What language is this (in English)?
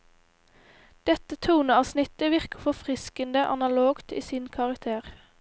Norwegian